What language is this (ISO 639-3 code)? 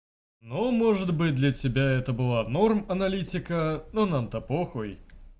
rus